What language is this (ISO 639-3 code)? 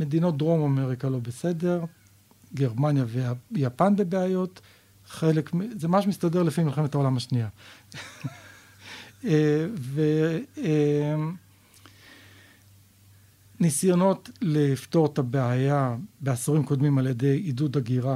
heb